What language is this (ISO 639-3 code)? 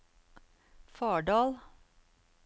nor